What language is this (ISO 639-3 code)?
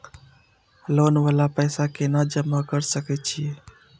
mai